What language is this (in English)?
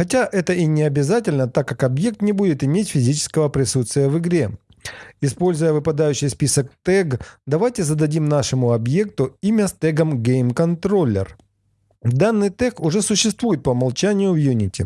Russian